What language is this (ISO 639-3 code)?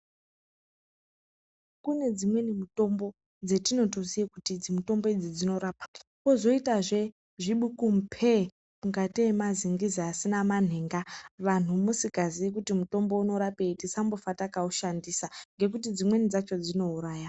ndc